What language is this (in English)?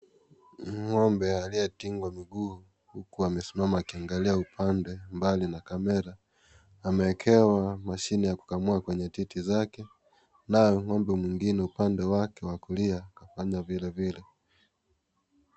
Swahili